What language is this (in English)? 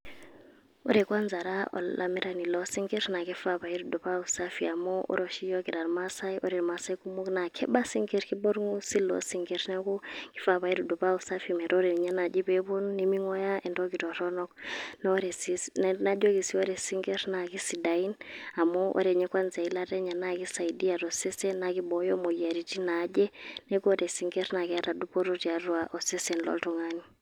Masai